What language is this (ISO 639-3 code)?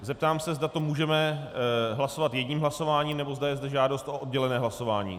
ces